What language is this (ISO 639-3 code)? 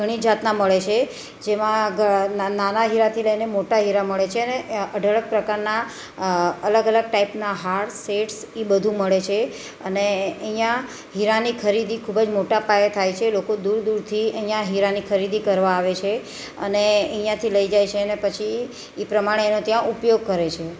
guj